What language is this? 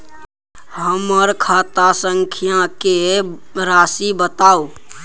Maithili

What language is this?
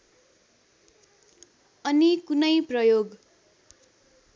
Nepali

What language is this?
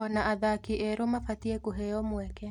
Kikuyu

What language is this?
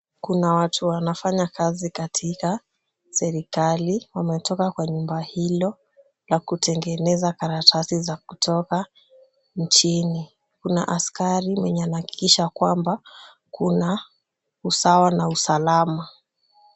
Swahili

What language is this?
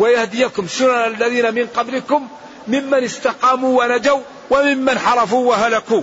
Arabic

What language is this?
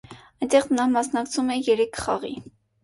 Armenian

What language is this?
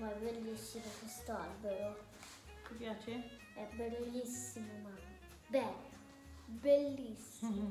Italian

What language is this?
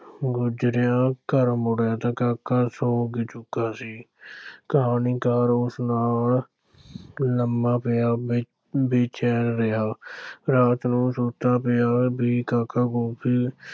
Punjabi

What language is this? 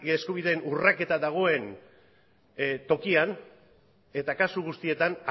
Basque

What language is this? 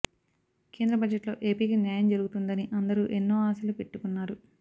Telugu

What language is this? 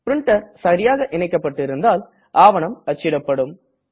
Tamil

